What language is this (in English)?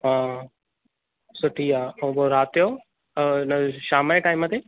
Sindhi